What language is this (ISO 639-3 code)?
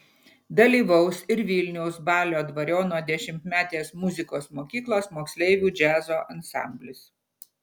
lit